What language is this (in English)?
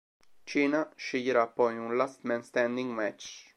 Italian